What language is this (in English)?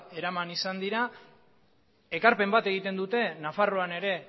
Basque